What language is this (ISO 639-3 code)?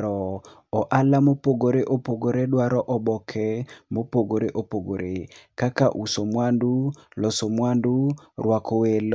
luo